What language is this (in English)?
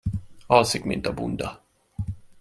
Hungarian